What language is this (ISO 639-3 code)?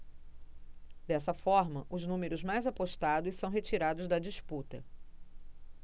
por